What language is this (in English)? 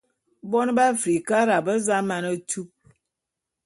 Bulu